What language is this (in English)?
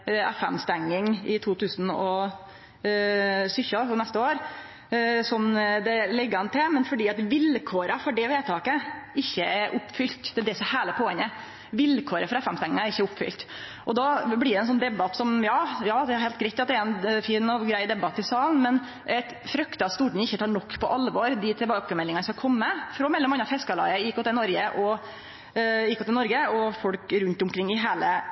Norwegian Nynorsk